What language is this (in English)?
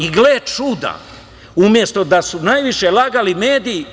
Serbian